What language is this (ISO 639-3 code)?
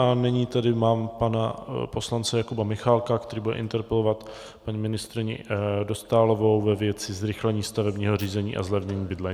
ces